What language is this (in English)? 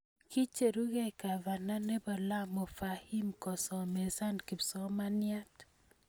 Kalenjin